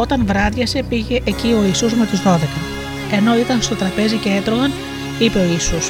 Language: Greek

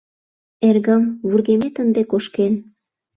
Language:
Mari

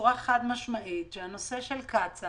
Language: Hebrew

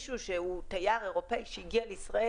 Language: Hebrew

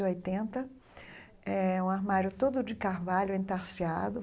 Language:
Portuguese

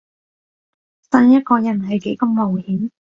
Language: Cantonese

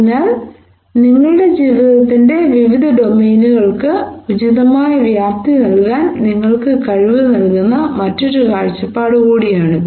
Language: Malayalam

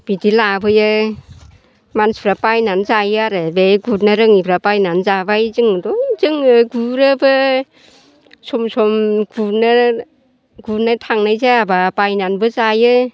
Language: Bodo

